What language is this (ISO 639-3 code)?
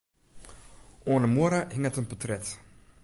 fry